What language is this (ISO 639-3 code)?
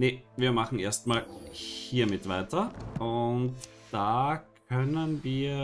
deu